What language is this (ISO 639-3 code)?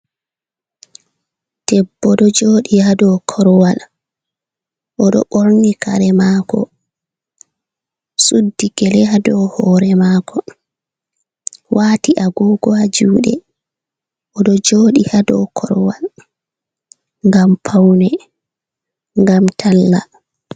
ful